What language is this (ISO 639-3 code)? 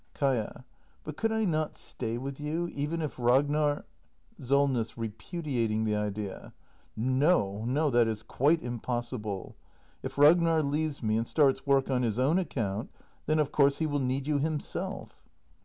eng